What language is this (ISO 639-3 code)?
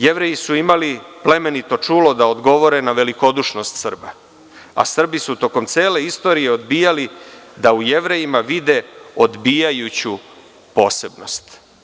srp